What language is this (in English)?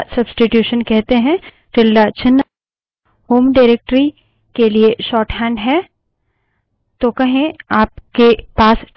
Hindi